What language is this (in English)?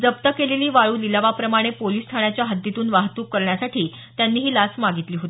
Marathi